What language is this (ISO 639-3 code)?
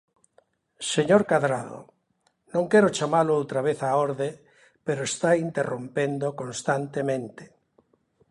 glg